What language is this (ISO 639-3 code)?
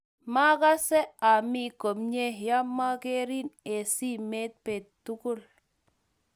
kln